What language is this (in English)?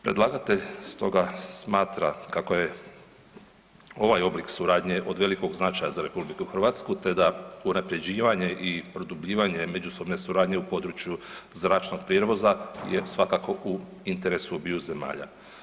Croatian